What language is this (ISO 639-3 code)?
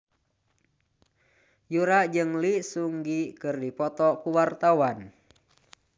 sun